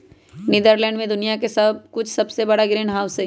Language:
Magahi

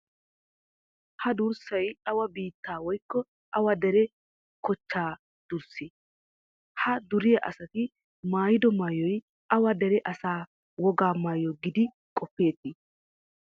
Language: Wolaytta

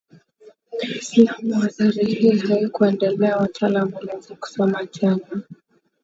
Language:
Swahili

